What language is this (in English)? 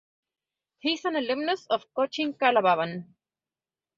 English